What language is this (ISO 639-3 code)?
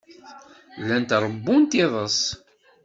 kab